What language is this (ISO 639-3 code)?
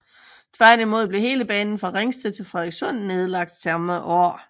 dan